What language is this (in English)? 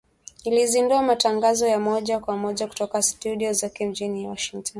Swahili